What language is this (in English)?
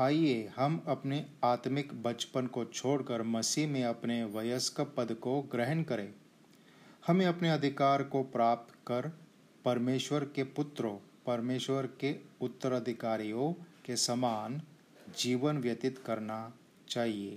Hindi